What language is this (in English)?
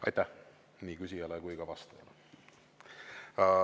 Estonian